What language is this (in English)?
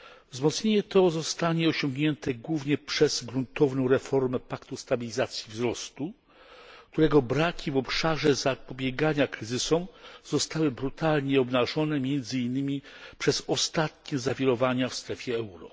Polish